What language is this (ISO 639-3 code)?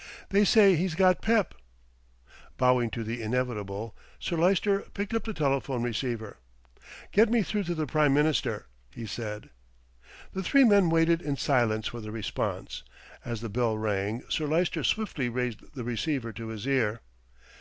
eng